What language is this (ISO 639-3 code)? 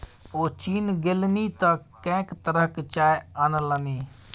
mai